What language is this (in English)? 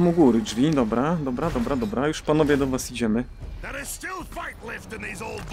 Polish